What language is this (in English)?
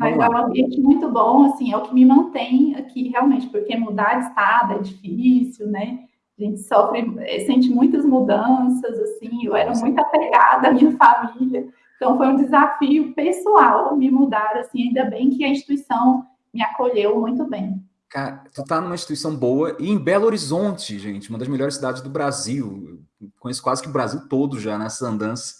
Portuguese